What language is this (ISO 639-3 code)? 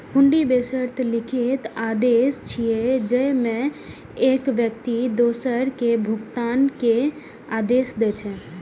mai